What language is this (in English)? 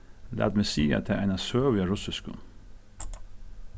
Faroese